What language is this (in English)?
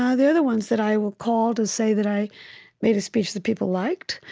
English